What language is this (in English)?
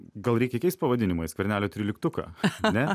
Lithuanian